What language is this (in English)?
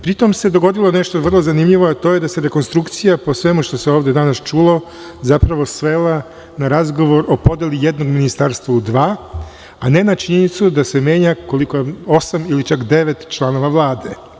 Serbian